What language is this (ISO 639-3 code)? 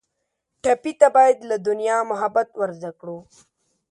pus